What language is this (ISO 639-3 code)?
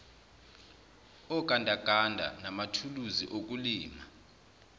zul